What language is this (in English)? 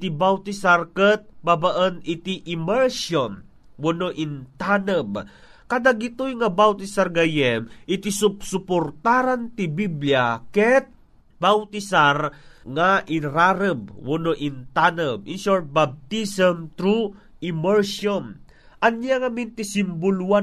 Filipino